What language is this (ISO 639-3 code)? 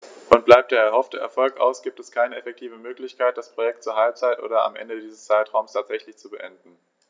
deu